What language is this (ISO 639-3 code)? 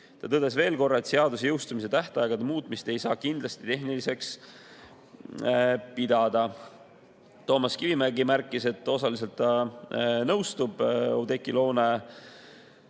est